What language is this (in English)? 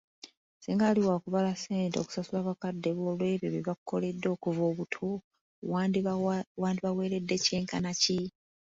Ganda